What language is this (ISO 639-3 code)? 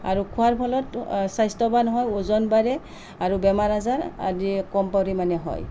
asm